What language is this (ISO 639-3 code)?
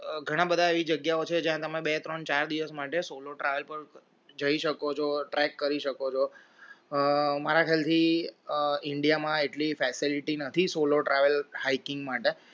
guj